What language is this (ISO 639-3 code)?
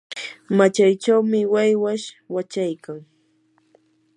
qur